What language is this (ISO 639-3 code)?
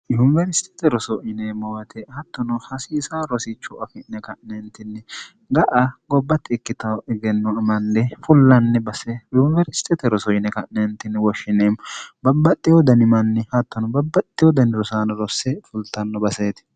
sid